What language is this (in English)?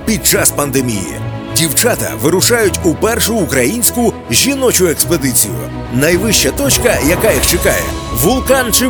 Ukrainian